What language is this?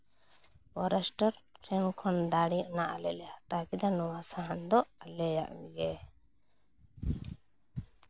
Santali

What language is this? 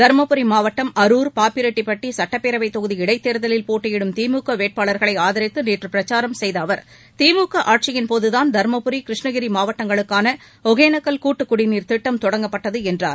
Tamil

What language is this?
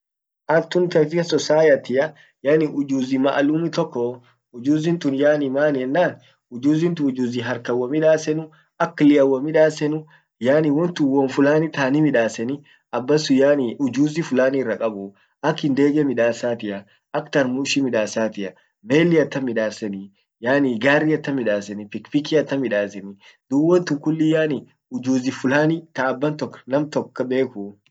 Orma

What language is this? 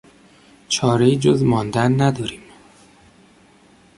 Persian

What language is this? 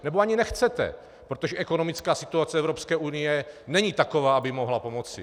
Czech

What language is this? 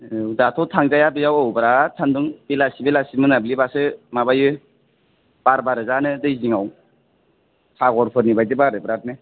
Bodo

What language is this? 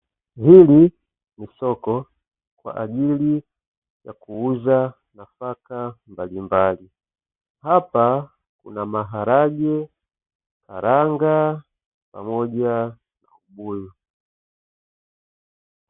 Swahili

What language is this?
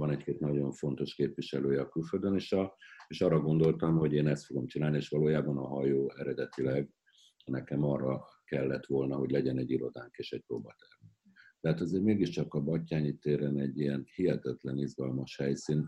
Hungarian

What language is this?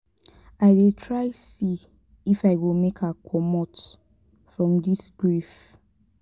Nigerian Pidgin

